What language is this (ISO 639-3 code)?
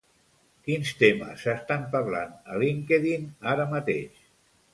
cat